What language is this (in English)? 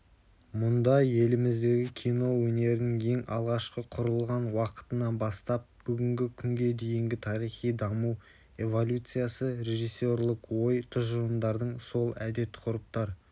Kazakh